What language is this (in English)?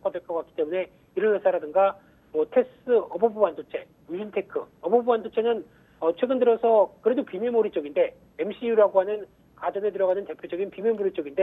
Korean